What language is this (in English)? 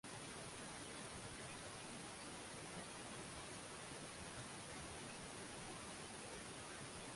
Swahili